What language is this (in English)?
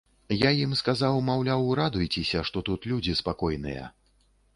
Belarusian